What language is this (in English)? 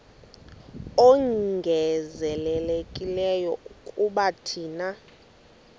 Xhosa